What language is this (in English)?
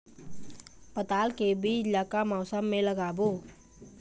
Chhattisgarhi